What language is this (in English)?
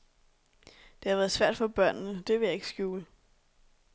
Danish